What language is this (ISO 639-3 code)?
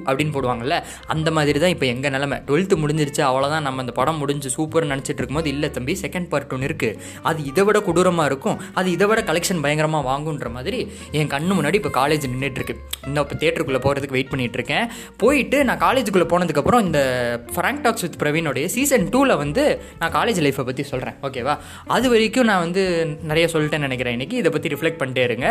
tam